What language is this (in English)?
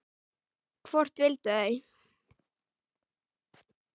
Icelandic